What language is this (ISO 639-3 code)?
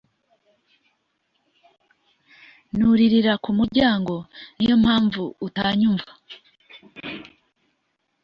kin